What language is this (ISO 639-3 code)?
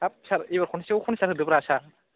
brx